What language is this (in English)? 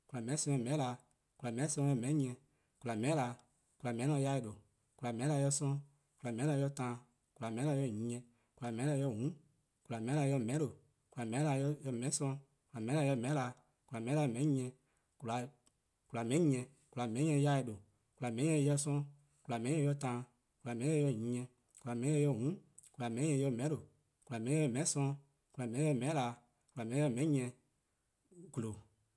Eastern Krahn